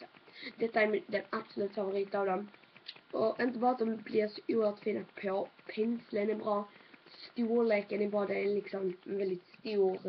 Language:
Swedish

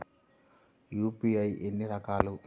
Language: Telugu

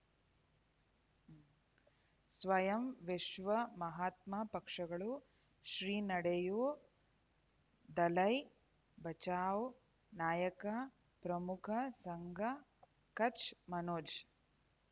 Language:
Kannada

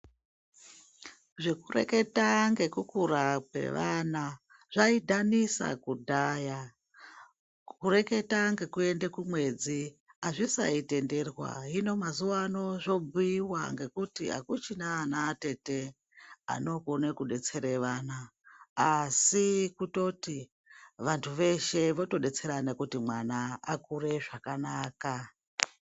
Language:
Ndau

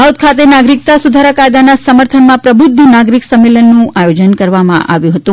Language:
Gujarati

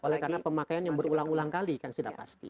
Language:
Indonesian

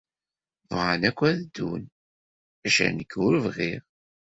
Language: Kabyle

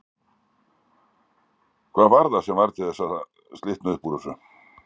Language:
Icelandic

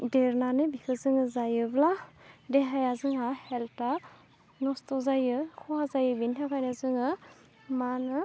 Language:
Bodo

